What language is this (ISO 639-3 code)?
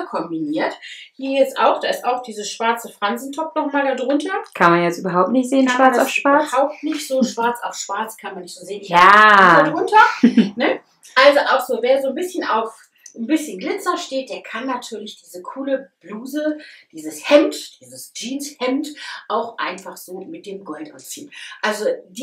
deu